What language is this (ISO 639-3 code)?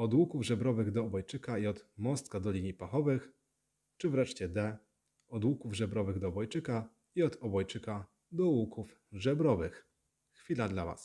pol